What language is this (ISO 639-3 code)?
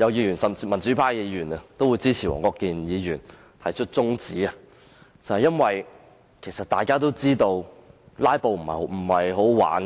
yue